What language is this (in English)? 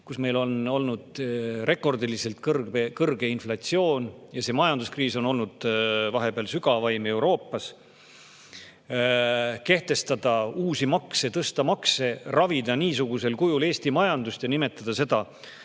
Estonian